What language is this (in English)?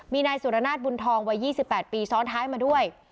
Thai